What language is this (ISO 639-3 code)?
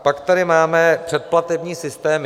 ces